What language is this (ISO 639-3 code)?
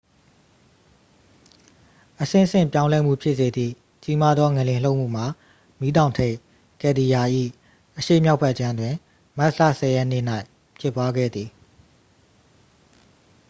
mya